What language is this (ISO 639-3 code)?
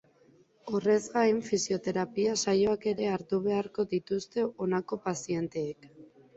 eus